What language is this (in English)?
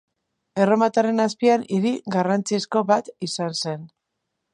Basque